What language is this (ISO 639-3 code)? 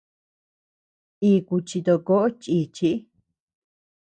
cux